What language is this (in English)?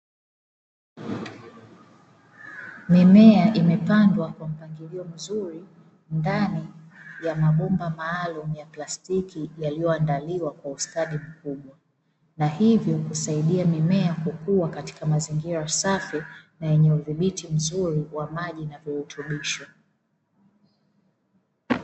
Swahili